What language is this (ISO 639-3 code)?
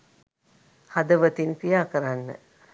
sin